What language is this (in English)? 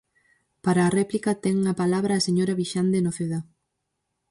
Galician